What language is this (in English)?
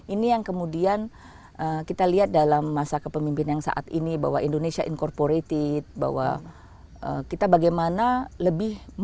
Indonesian